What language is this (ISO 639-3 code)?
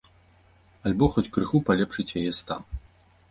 bel